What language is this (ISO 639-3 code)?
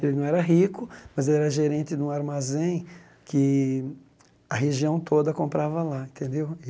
por